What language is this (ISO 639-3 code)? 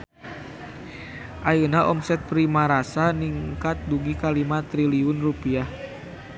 sun